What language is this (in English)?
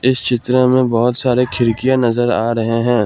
Hindi